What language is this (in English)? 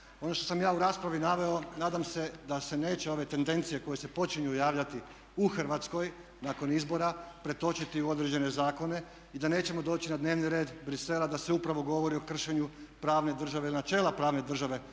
Croatian